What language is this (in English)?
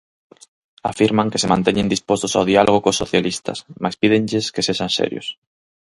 Galician